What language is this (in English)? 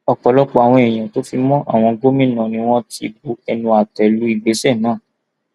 Yoruba